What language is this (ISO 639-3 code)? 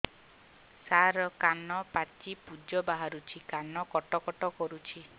ori